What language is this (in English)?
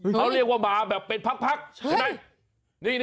Thai